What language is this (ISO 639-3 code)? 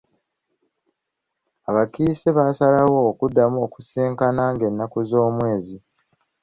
lug